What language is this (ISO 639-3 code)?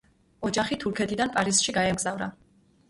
kat